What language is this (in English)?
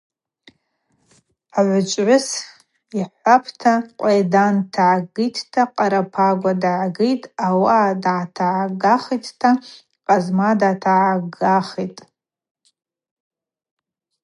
Abaza